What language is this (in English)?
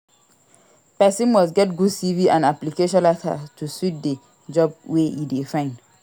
Nigerian Pidgin